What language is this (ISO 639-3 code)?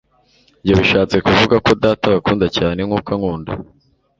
kin